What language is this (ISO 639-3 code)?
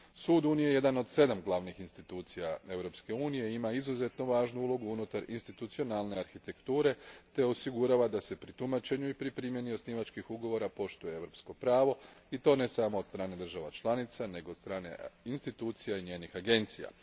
hrv